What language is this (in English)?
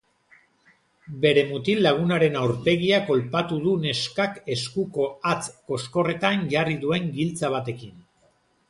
Basque